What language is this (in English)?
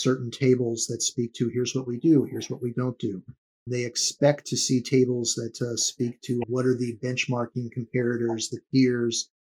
English